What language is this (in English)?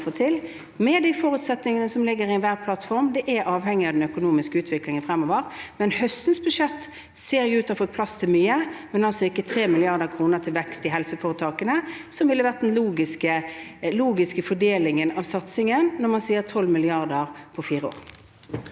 Norwegian